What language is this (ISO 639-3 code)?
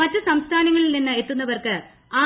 mal